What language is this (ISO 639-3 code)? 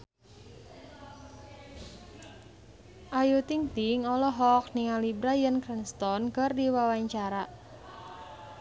sun